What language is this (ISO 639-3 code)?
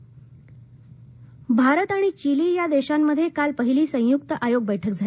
mar